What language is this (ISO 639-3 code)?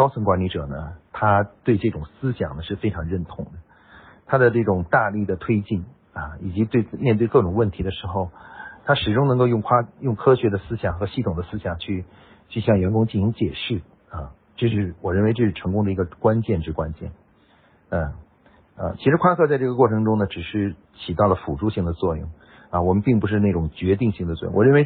zho